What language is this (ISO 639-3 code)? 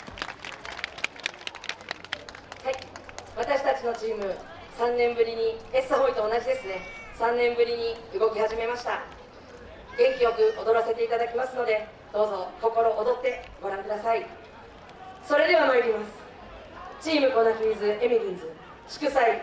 jpn